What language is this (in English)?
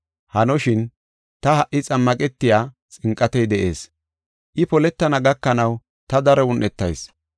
Gofa